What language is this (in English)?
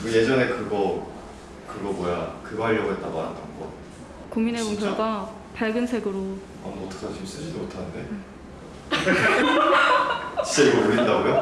Korean